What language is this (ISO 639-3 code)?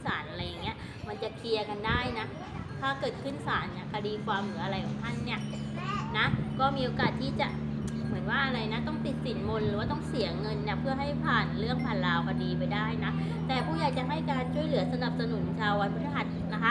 tha